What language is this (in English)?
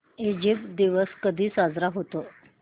Marathi